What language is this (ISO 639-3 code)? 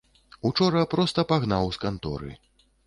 bel